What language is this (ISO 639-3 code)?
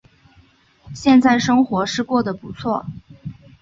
zho